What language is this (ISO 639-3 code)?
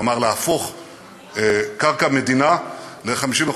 heb